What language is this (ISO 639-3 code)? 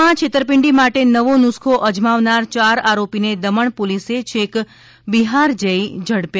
guj